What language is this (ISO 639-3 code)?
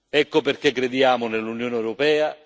ita